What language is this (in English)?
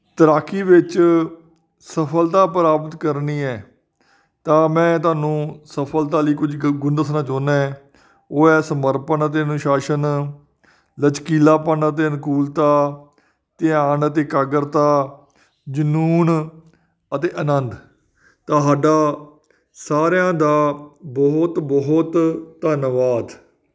Punjabi